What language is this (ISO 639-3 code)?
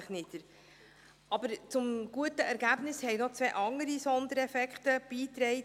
gsw